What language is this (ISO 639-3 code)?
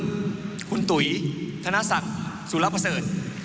tha